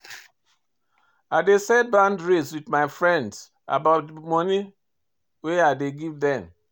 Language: Nigerian Pidgin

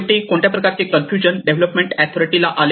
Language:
Marathi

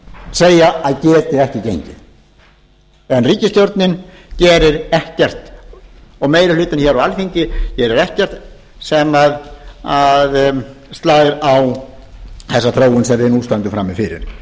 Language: Icelandic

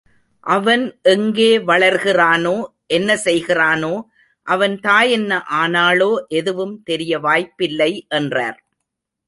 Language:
Tamil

